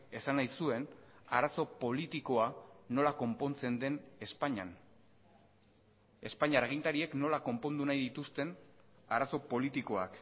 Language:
Basque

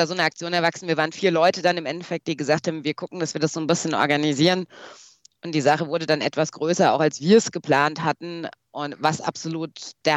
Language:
German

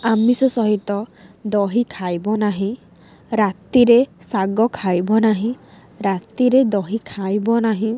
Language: Odia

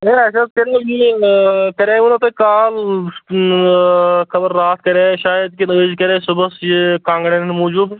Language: Kashmiri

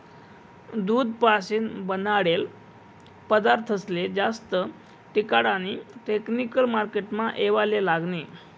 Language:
Marathi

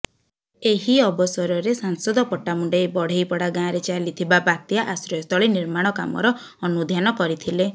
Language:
Odia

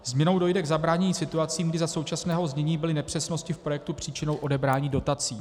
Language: Czech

